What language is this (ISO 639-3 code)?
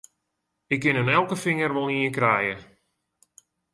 fry